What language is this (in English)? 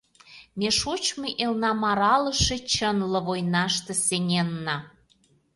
Mari